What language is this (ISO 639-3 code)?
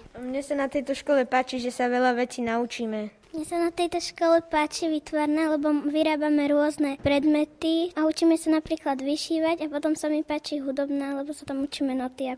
slk